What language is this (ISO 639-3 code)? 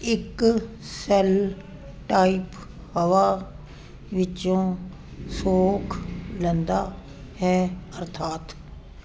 pan